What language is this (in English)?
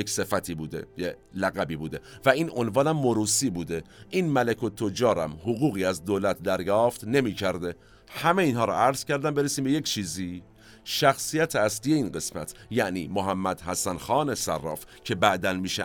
Persian